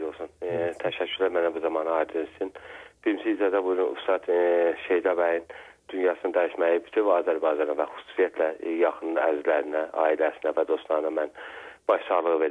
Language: Turkish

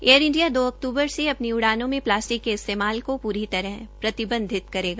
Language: Hindi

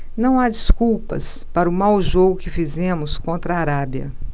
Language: Portuguese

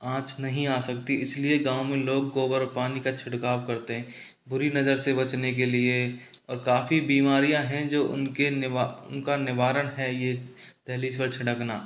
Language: Hindi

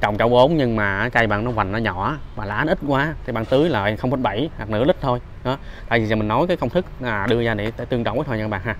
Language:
Vietnamese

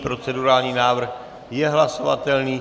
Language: Czech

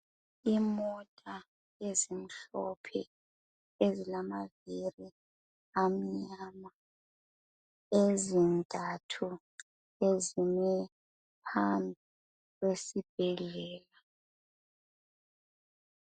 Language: North Ndebele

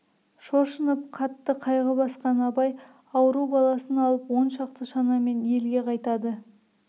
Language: Kazakh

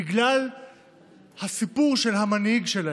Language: Hebrew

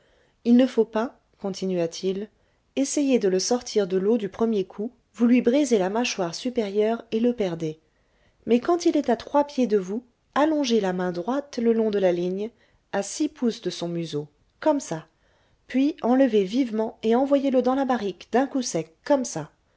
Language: French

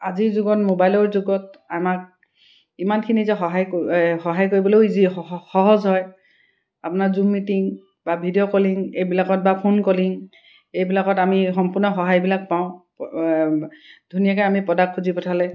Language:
Assamese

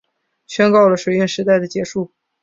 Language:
Chinese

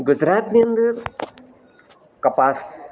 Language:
Gujarati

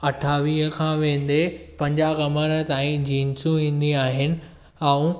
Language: Sindhi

